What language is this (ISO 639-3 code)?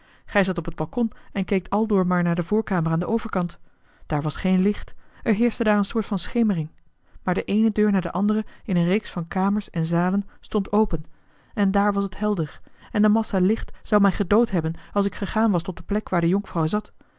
nld